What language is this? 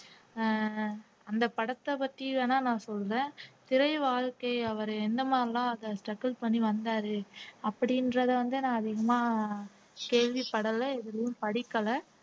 Tamil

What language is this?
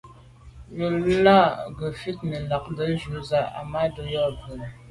Medumba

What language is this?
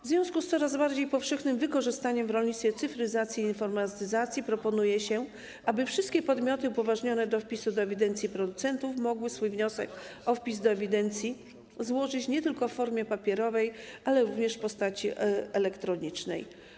Polish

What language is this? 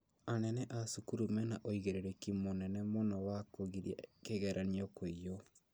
Kikuyu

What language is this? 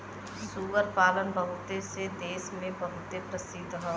Bhojpuri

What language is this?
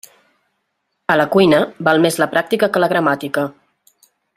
Catalan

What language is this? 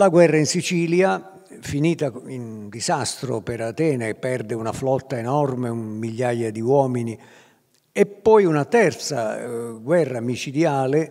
Italian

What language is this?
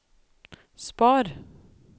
Norwegian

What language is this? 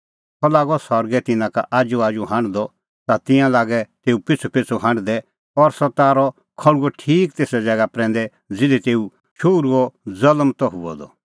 Kullu Pahari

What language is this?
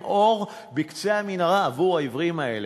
Hebrew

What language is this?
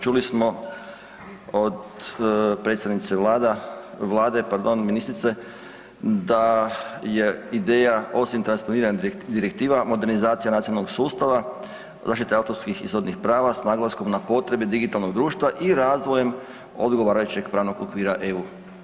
Croatian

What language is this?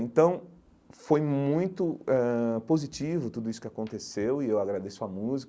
Portuguese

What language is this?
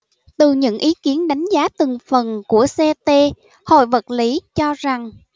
Vietnamese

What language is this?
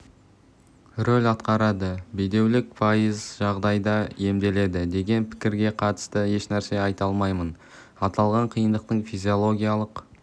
Kazakh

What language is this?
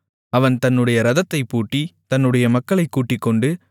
Tamil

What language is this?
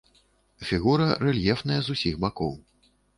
Belarusian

